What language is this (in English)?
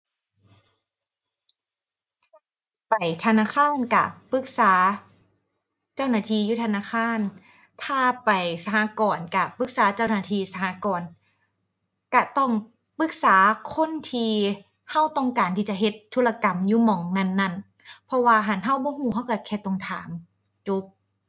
Thai